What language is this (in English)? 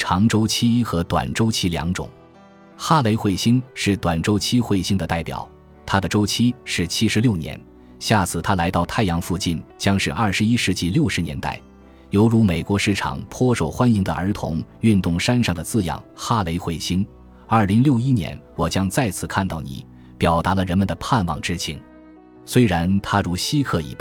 Chinese